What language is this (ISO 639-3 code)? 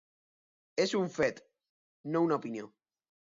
cat